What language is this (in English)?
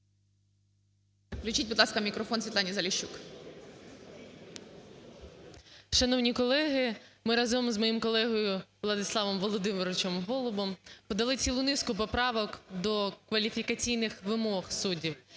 Ukrainian